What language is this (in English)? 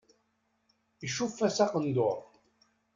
Kabyle